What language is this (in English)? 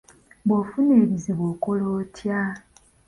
Ganda